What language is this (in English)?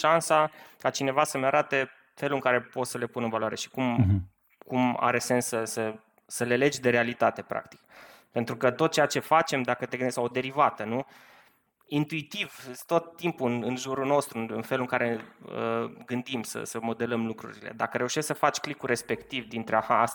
Romanian